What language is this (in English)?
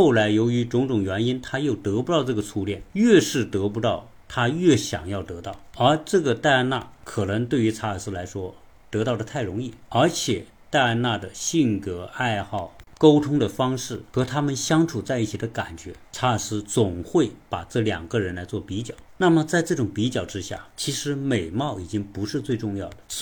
Chinese